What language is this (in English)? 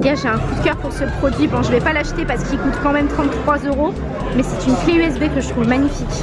French